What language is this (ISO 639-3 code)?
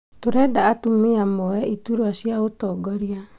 kik